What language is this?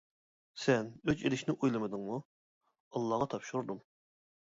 Uyghur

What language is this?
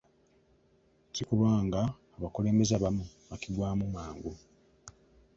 Ganda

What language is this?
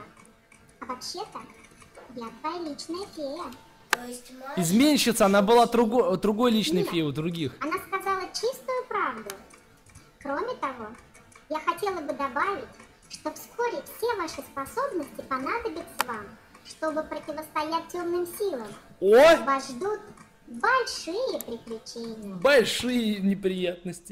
Russian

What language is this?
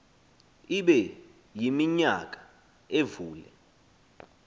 Xhosa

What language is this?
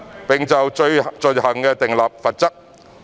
Cantonese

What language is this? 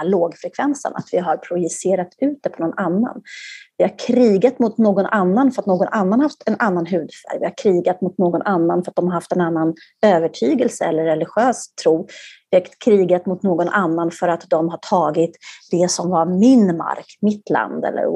Swedish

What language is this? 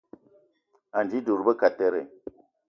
Eton (Cameroon)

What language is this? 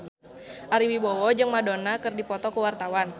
Sundanese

